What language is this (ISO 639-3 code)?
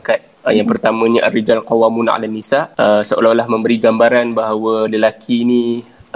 msa